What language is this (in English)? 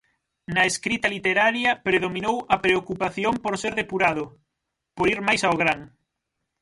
Galician